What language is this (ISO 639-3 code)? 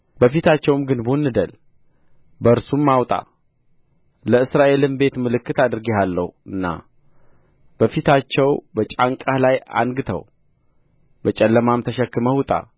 amh